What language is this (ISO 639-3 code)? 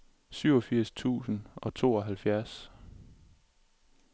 dan